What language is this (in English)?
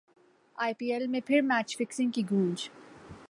Urdu